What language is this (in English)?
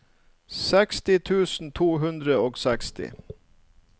Norwegian